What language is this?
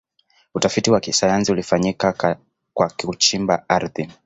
Swahili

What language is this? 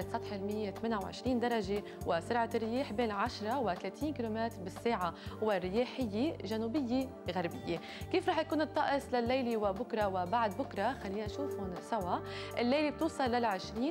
Arabic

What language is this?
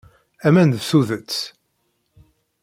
Kabyle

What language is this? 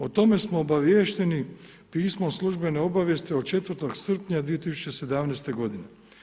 Croatian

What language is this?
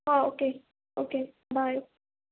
Urdu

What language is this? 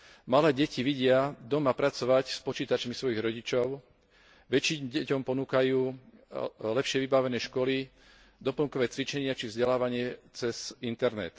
Slovak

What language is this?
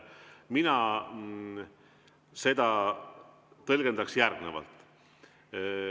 Estonian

